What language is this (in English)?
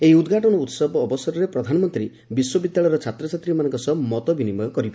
Odia